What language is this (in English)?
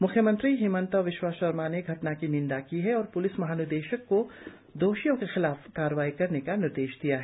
Hindi